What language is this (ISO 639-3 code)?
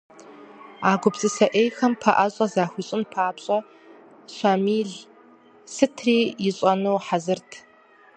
kbd